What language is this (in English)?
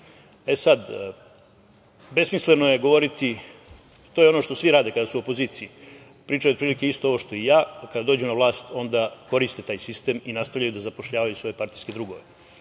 Serbian